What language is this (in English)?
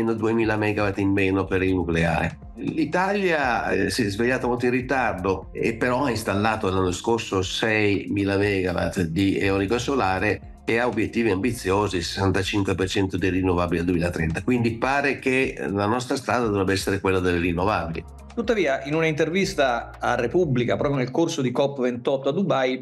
Italian